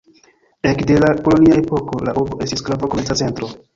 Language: Esperanto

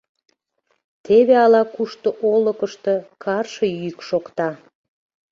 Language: Mari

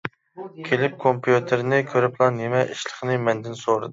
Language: Uyghur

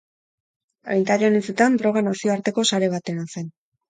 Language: Basque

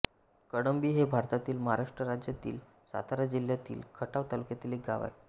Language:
Marathi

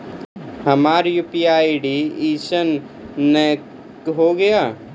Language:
Maithili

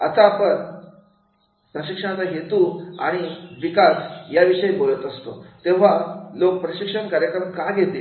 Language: Marathi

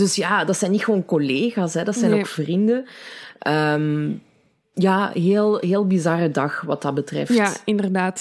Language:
Dutch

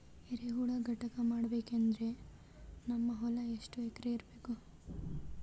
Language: Kannada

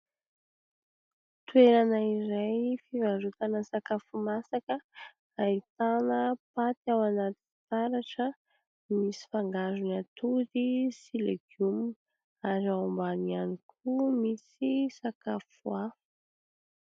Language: Malagasy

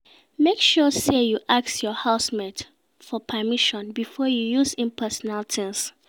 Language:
Nigerian Pidgin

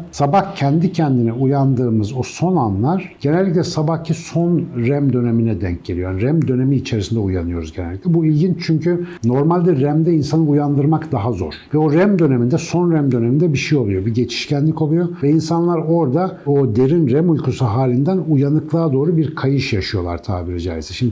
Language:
Turkish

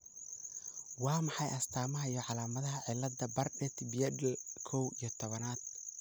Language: Somali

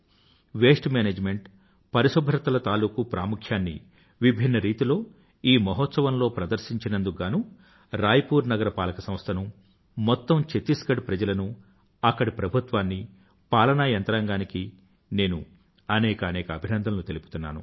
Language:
Telugu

